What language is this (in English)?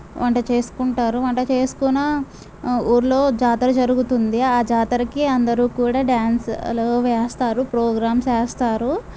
Telugu